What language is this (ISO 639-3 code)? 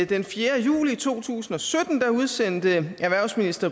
dan